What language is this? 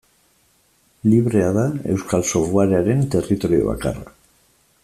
Basque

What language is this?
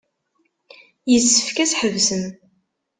Kabyle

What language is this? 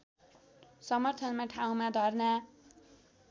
Nepali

